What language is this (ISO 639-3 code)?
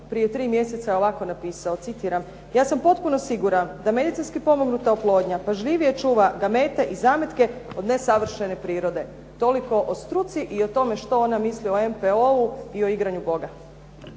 hrv